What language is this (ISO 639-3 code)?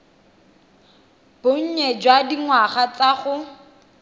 tsn